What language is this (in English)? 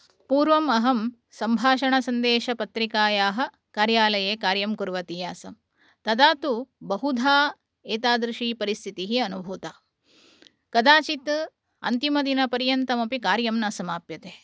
Sanskrit